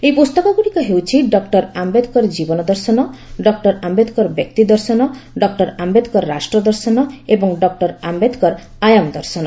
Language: Odia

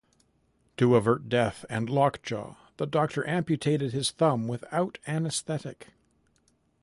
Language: English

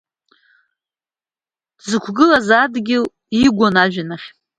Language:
Abkhazian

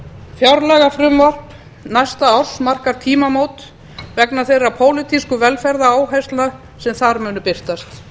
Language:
Icelandic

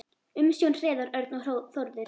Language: Icelandic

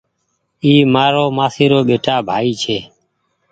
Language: Goaria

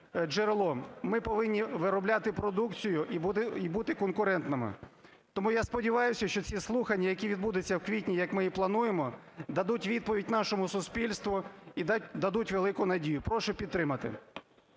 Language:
Ukrainian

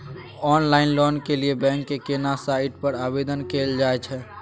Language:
Maithili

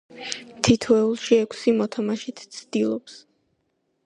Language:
Georgian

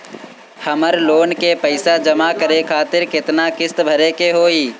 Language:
Bhojpuri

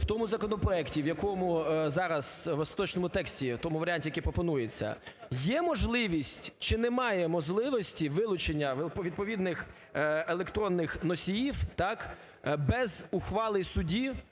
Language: Ukrainian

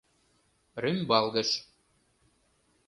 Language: Mari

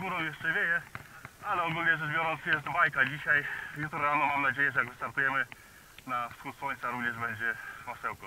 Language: Polish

